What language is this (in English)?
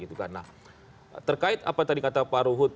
Indonesian